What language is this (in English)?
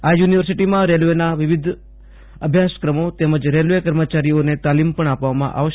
Gujarati